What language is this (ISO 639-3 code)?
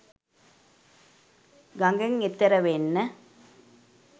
sin